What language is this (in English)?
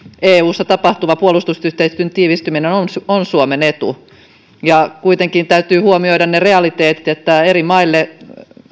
Finnish